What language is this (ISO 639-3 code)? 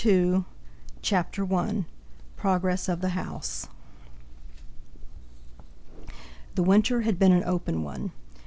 eng